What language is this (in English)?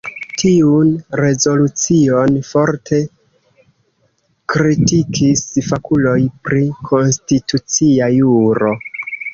Esperanto